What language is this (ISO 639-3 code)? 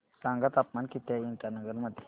mar